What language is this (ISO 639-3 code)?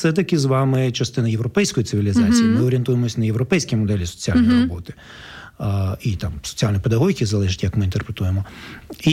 ukr